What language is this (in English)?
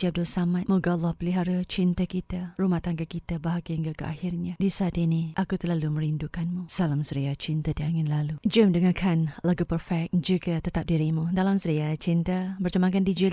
Malay